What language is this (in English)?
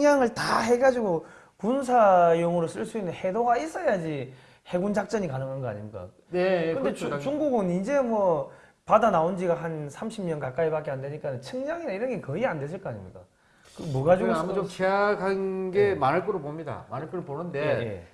Korean